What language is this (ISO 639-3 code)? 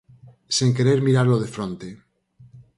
glg